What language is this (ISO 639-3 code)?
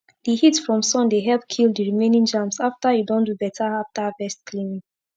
pcm